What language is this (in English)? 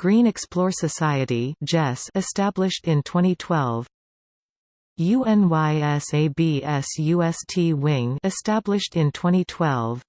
English